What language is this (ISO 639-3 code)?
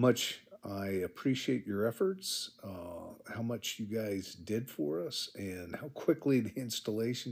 eng